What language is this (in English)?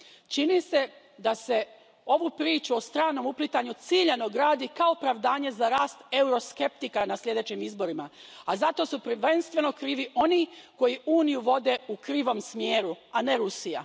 Croatian